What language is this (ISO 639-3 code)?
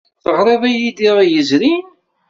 kab